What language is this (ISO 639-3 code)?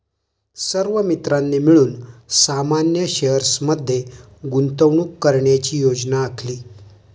mar